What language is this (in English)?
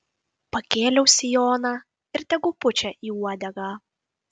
Lithuanian